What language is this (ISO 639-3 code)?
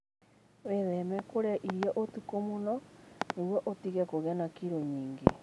kik